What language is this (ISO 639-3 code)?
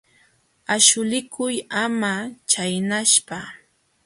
qxw